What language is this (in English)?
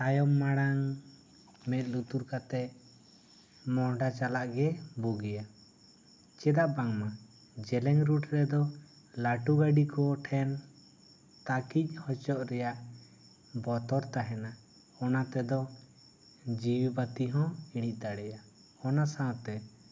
Santali